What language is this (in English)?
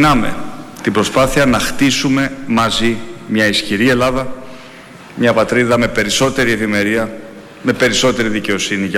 Greek